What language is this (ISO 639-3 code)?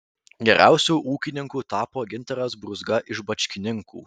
lit